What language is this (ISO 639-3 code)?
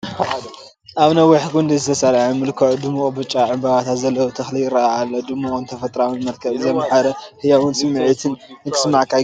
tir